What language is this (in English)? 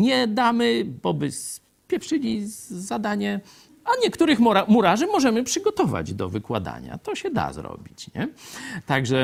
Polish